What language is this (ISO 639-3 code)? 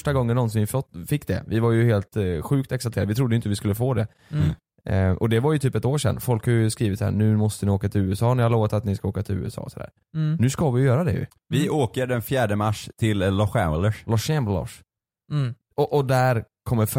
swe